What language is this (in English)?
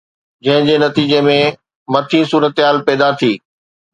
Sindhi